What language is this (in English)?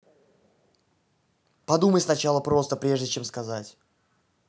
Russian